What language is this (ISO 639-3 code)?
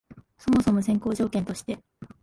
jpn